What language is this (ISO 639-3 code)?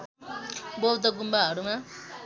nep